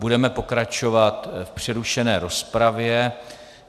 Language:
Czech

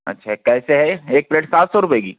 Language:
Urdu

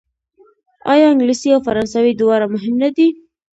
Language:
Pashto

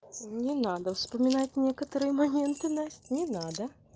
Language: Russian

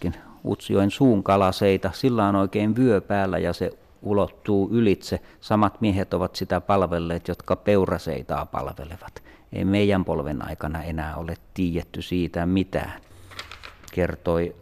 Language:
Finnish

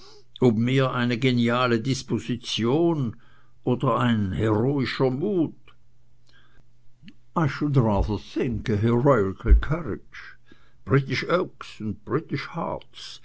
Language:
German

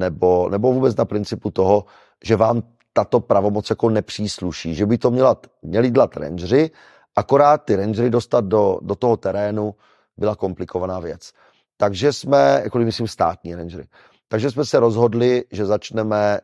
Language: Czech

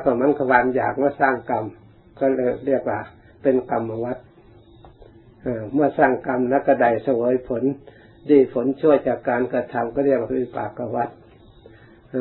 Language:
Thai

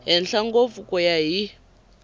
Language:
Tsonga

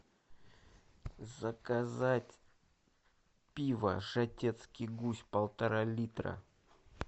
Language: Russian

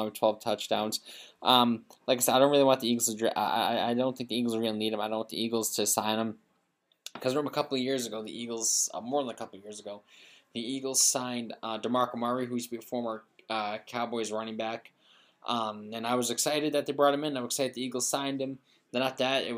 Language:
English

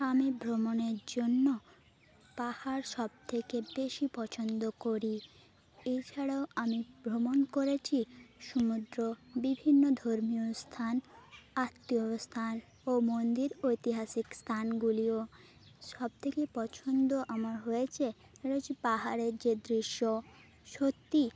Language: Bangla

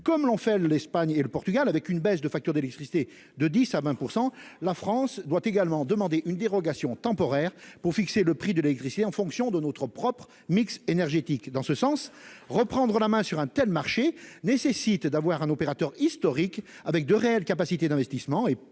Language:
French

